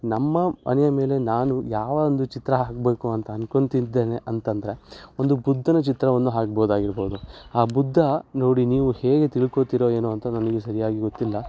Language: Kannada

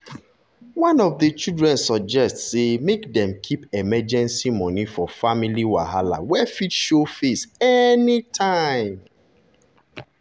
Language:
Nigerian Pidgin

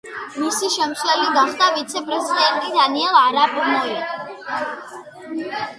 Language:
Georgian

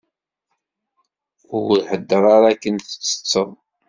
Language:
Kabyle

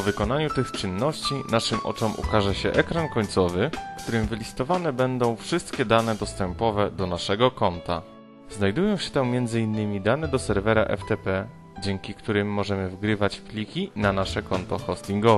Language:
Polish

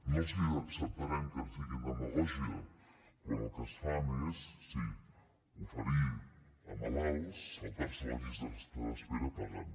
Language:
Catalan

